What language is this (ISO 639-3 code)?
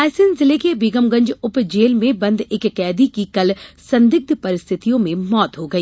hin